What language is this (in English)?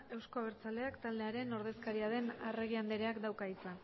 Basque